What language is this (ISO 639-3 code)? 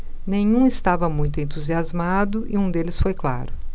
por